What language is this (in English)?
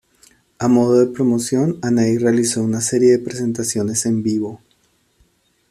Spanish